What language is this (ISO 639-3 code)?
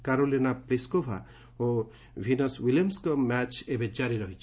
ori